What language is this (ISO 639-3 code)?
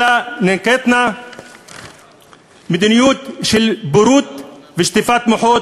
heb